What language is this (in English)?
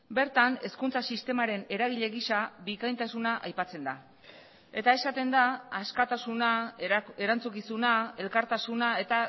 Basque